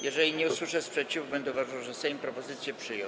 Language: Polish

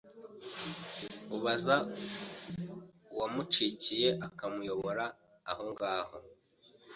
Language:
Kinyarwanda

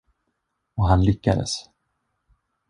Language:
Swedish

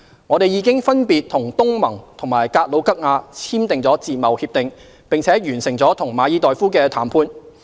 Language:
Cantonese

